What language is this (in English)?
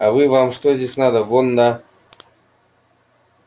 Russian